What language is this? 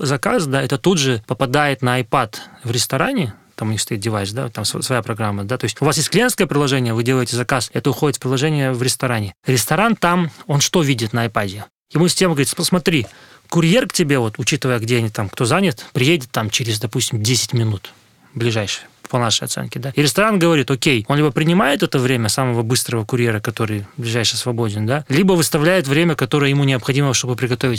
Russian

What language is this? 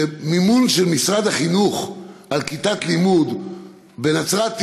Hebrew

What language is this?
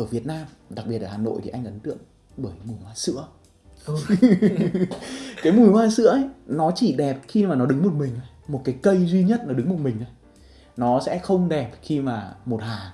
Vietnamese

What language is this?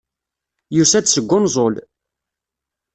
Kabyle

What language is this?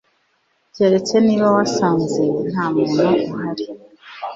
Kinyarwanda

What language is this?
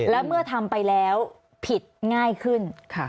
Thai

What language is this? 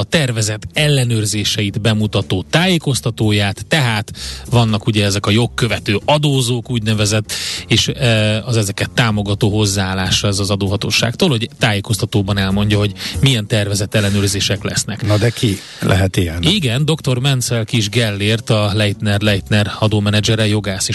Hungarian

